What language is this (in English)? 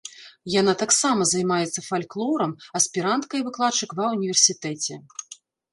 Belarusian